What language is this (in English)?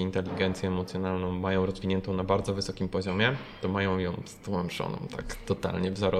Polish